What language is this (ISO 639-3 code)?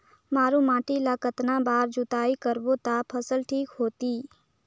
hne